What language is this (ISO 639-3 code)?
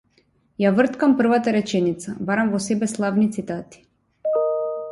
mkd